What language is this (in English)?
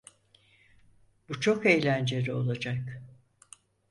Turkish